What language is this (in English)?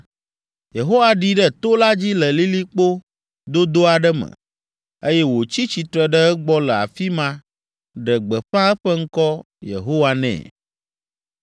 Ewe